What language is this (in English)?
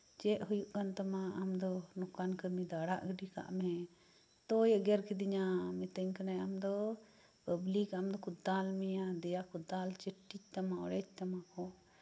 Santali